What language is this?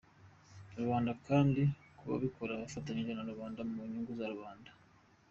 Kinyarwanda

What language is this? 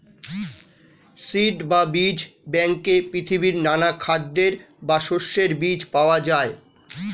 Bangla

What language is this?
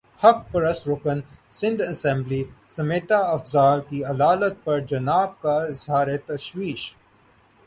Urdu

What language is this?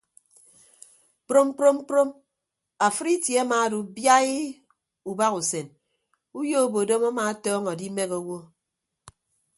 Ibibio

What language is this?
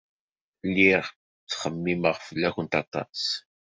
Kabyle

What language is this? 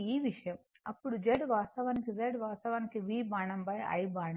Telugu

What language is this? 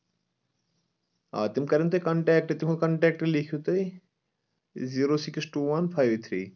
Kashmiri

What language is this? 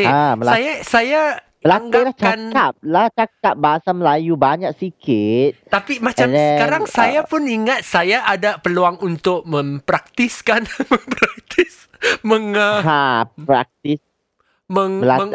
Malay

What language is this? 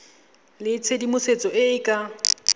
Tswana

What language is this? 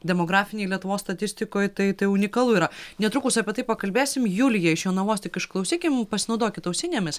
Lithuanian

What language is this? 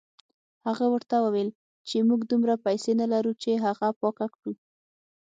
Pashto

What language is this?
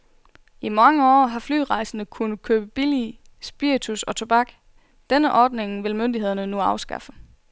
Danish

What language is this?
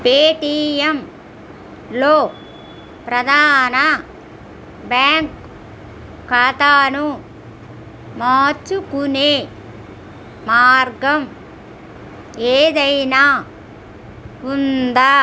Telugu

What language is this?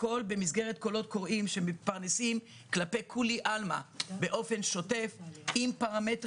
Hebrew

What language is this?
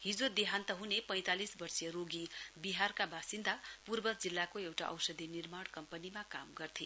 Nepali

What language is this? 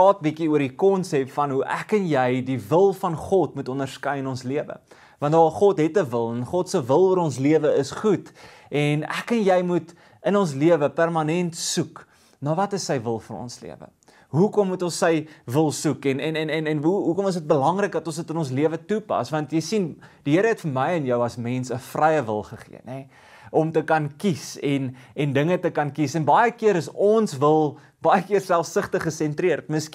Dutch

